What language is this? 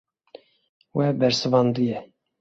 Kurdish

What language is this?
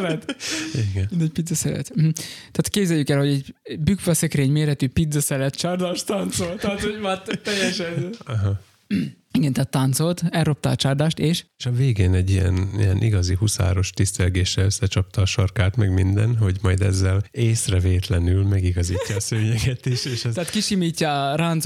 Hungarian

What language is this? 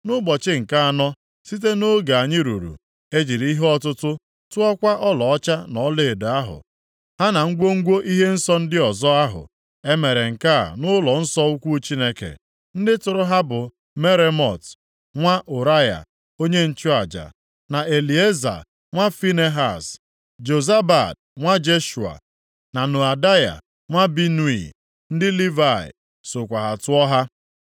Igbo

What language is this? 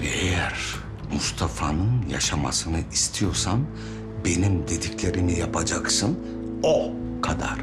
Turkish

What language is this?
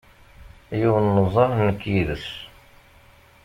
Kabyle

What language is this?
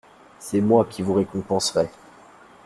French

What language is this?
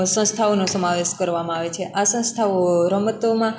Gujarati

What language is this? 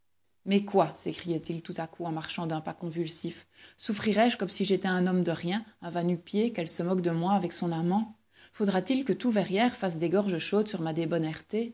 French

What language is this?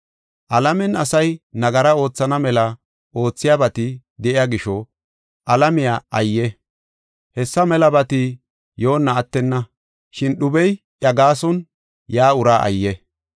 Gofa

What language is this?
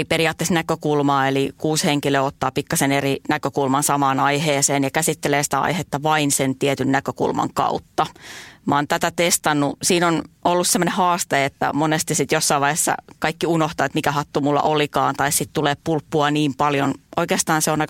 Finnish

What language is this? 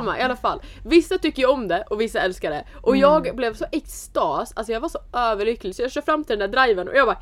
Swedish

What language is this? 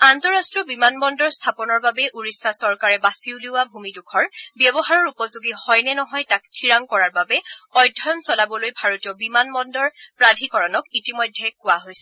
Assamese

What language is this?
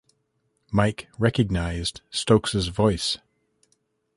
English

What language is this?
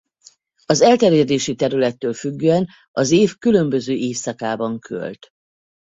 Hungarian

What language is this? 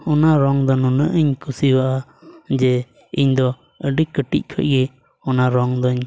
Santali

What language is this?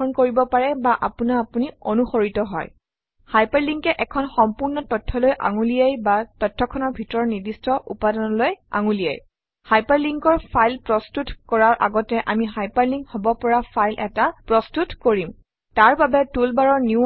Assamese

